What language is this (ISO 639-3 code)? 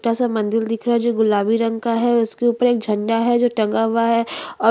hin